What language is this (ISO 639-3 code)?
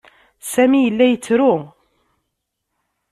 kab